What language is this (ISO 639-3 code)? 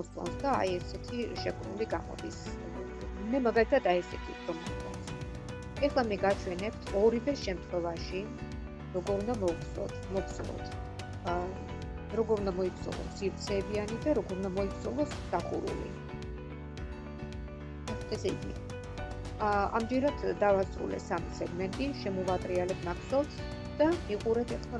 rus